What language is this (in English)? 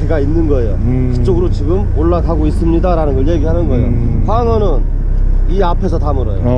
Korean